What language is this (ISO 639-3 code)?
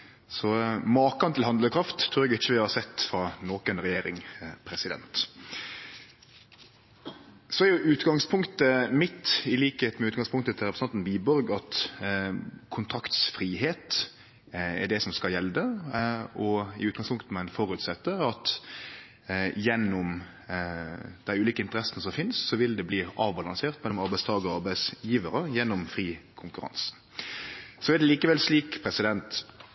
nno